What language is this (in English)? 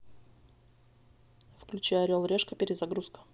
Russian